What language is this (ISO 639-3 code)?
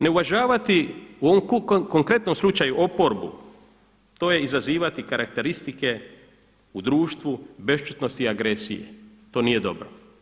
hrv